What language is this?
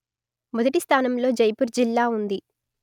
Telugu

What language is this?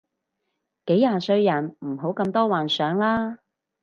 Cantonese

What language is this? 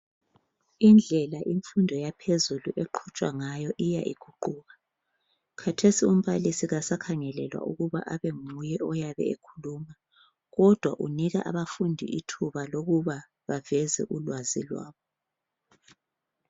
North Ndebele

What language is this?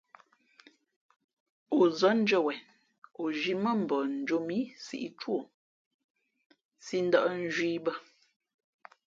Fe'fe'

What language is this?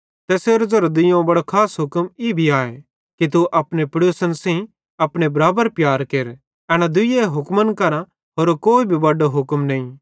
Bhadrawahi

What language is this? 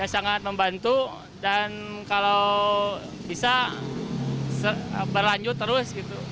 Indonesian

